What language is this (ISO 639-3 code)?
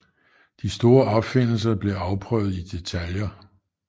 dan